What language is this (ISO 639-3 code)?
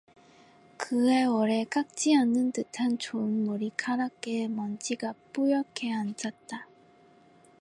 kor